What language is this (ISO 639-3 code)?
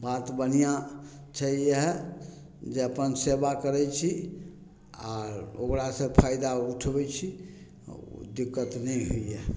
mai